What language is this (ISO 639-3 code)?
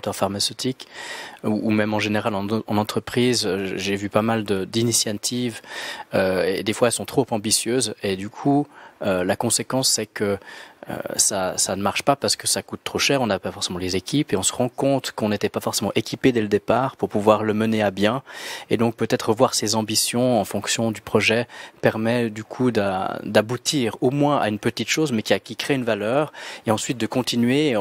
fra